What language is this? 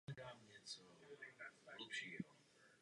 Czech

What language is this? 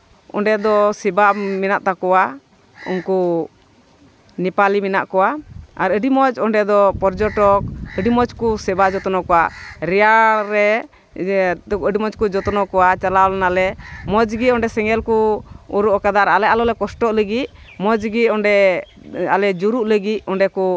Santali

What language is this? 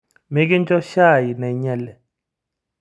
Masai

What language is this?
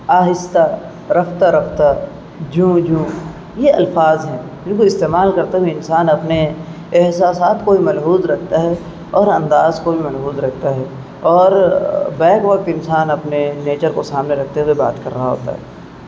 Urdu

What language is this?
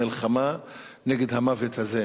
Hebrew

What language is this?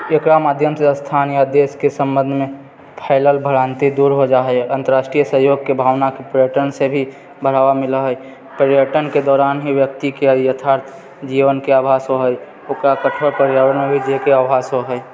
Maithili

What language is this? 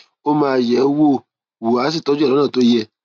Yoruba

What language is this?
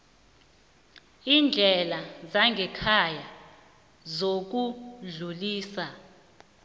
South Ndebele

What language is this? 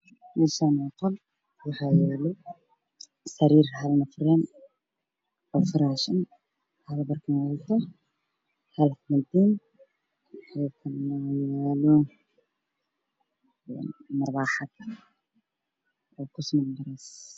Somali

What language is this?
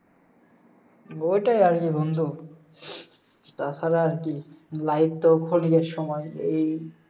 Bangla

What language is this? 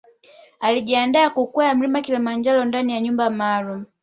Swahili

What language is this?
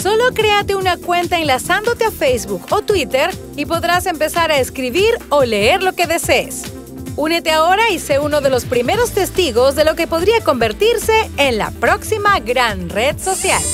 Spanish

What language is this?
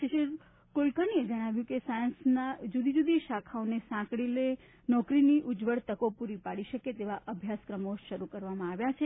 Gujarati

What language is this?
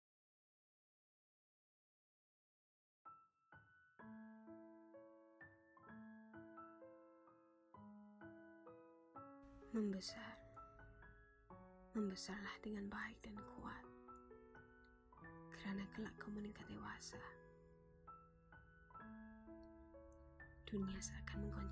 Malay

